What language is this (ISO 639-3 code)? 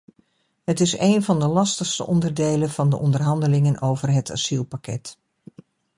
nld